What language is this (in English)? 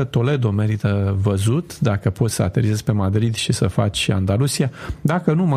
Romanian